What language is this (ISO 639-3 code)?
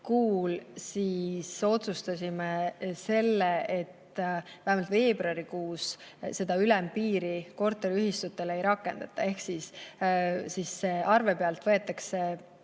est